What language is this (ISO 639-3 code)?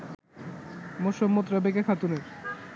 ben